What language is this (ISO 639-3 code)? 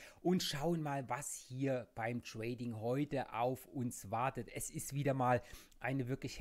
deu